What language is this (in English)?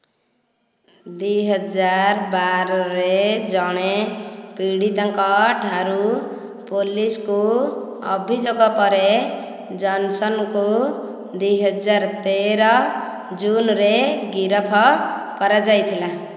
Odia